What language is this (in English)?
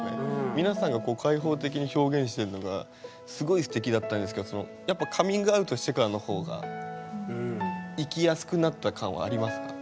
Japanese